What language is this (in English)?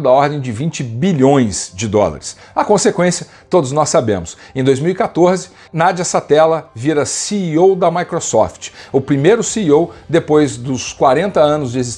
Portuguese